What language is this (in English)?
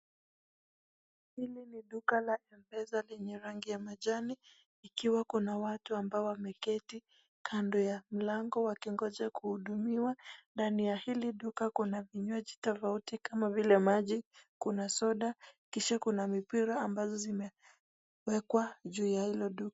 Swahili